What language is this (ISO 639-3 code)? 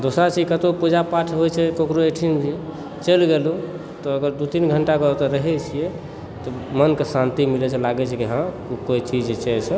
mai